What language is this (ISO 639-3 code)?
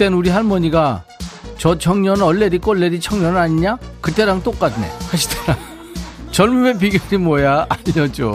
kor